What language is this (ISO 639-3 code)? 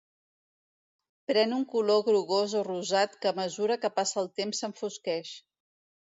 cat